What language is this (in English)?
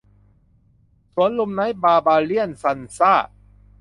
Thai